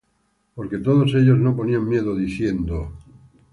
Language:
Spanish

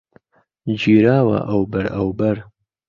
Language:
Central Kurdish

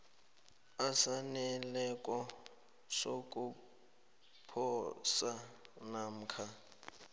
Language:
South Ndebele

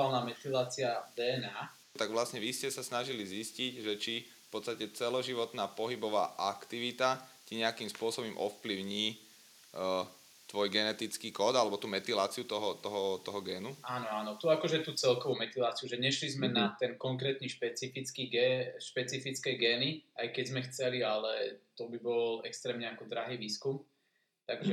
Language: Slovak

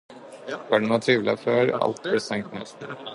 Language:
Norwegian Bokmål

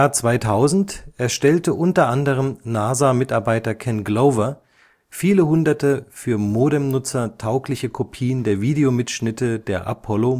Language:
German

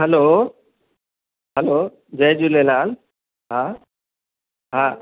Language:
Sindhi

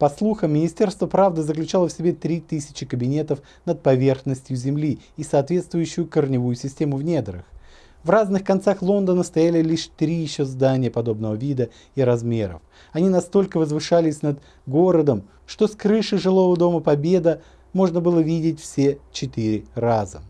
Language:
Russian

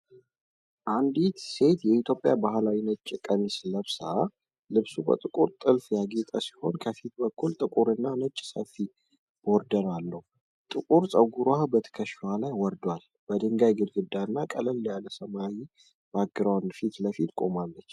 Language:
Amharic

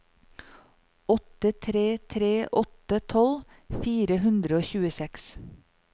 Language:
Norwegian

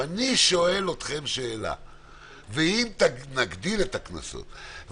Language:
Hebrew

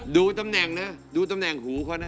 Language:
Thai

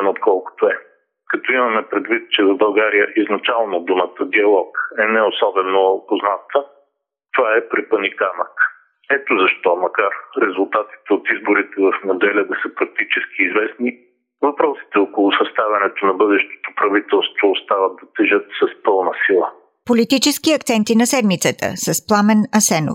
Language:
Bulgarian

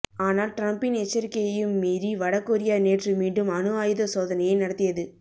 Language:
Tamil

